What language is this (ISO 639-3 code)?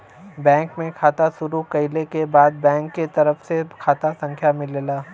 bho